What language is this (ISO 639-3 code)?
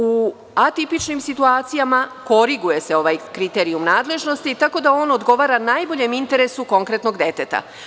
srp